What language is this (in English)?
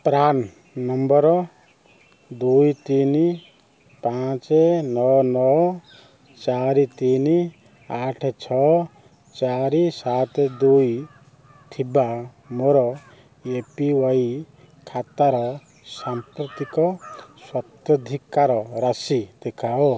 Odia